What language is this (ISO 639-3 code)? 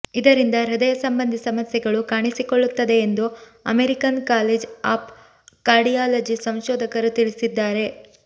kan